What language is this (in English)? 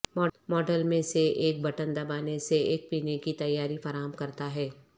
Urdu